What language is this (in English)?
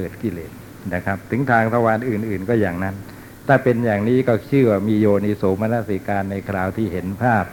Thai